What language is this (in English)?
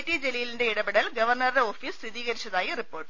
Malayalam